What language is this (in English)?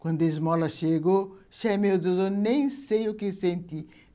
Portuguese